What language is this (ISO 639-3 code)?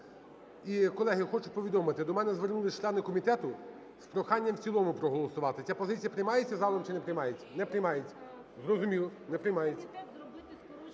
ukr